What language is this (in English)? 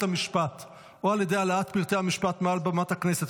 Hebrew